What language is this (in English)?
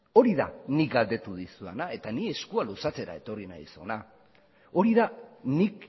Basque